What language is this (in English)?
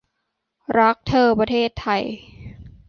Thai